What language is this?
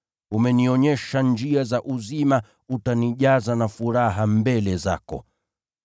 Swahili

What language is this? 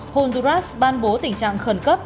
Vietnamese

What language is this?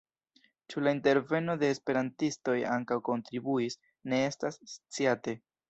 Esperanto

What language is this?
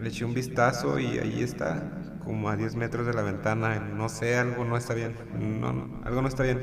Spanish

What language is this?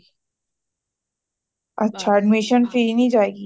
Punjabi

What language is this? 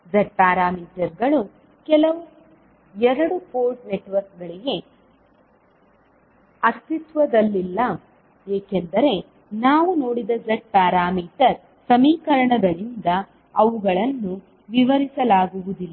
Kannada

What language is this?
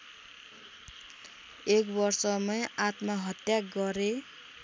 Nepali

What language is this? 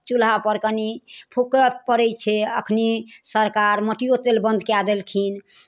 Maithili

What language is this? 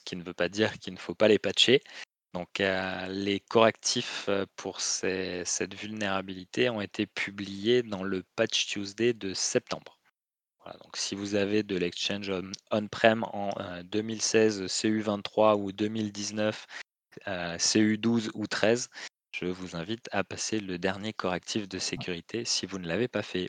French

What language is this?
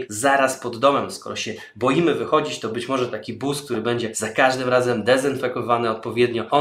Polish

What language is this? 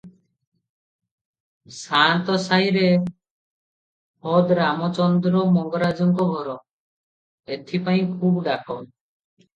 Odia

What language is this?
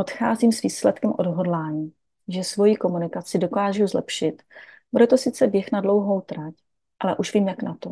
Czech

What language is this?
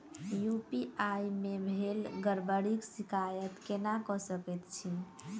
Maithili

